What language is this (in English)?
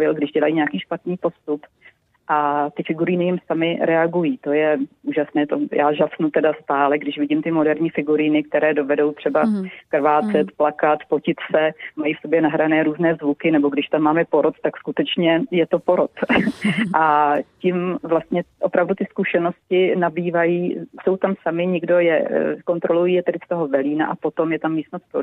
Czech